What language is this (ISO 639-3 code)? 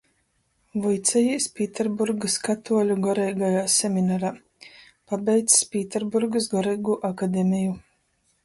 ltg